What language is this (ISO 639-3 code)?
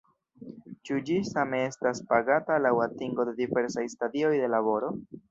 epo